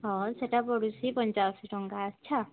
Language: Odia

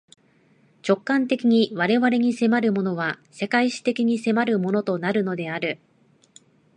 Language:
Japanese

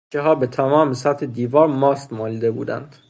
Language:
Persian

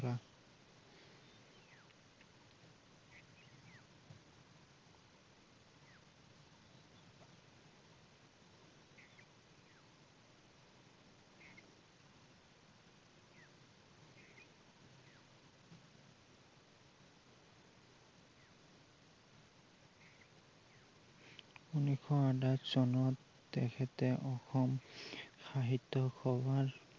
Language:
Assamese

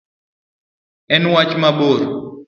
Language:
Luo (Kenya and Tanzania)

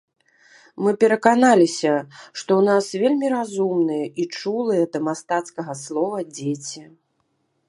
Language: Belarusian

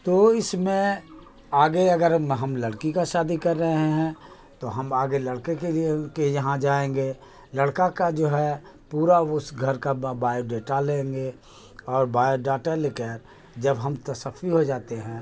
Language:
Urdu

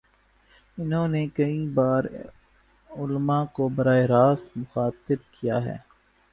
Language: Urdu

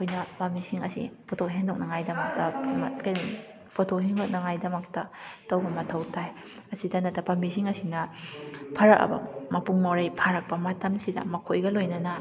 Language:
Manipuri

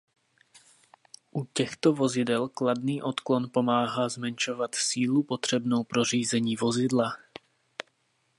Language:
Czech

